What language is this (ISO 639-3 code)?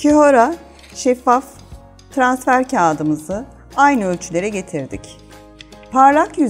tur